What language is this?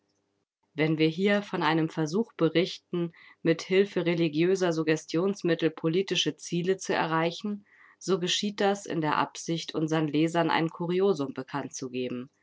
German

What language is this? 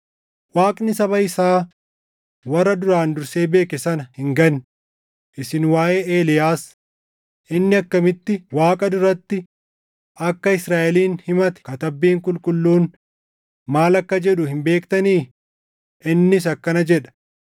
Oromo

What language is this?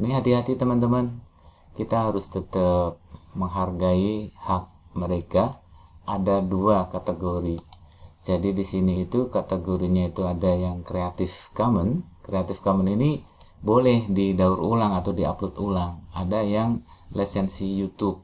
Indonesian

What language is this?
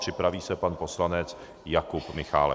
Czech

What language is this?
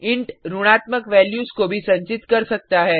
Hindi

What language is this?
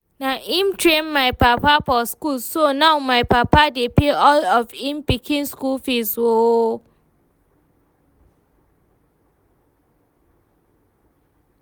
Nigerian Pidgin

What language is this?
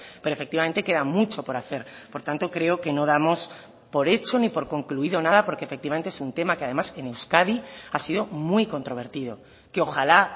Spanish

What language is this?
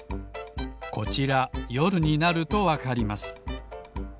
Japanese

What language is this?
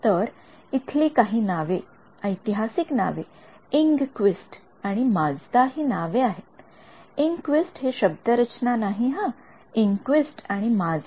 Marathi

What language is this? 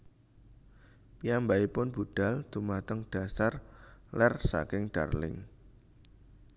Javanese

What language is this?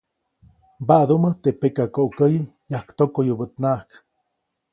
Copainalá Zoque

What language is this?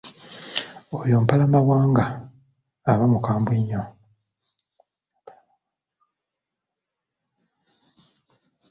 Ganda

